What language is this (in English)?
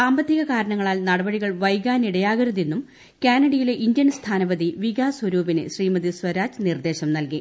Malayalam